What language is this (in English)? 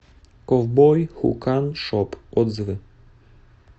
Russian